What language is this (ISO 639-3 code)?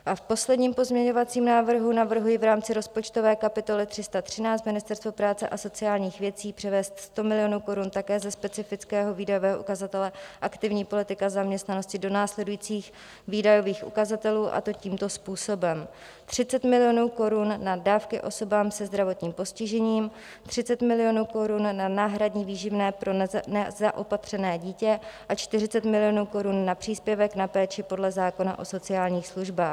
ces